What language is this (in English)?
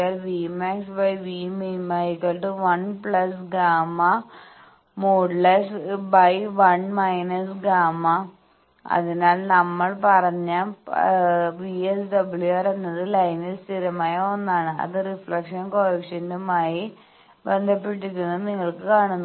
Malayalam